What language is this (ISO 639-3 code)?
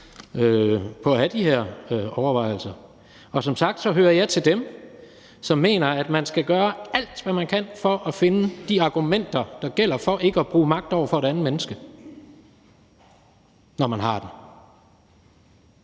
dan